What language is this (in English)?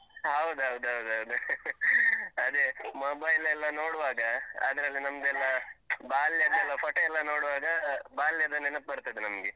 Kannada